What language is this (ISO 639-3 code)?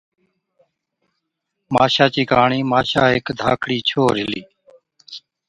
odk